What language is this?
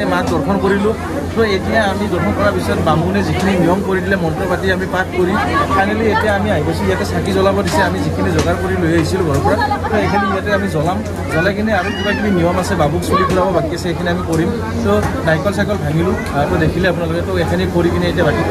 Indonesian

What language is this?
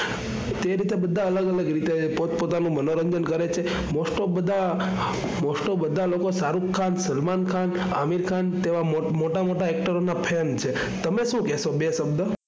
Gujarati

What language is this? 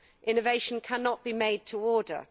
English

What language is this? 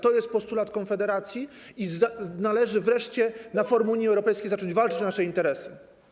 Polish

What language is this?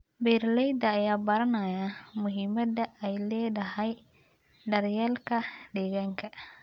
Somali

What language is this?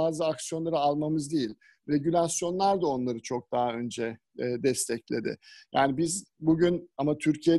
Turkish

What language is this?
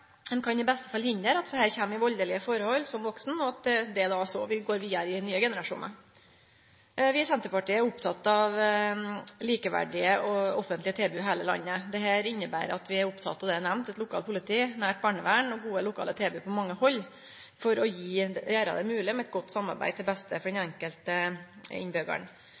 Norwegian Nynorsk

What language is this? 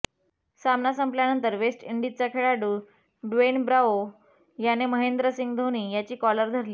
Marathi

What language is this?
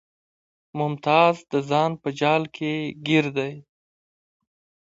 Pashto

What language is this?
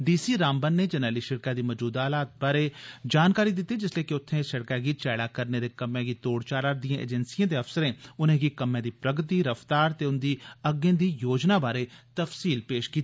Dogri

